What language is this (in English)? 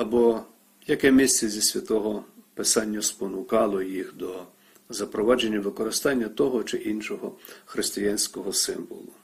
Ukrainian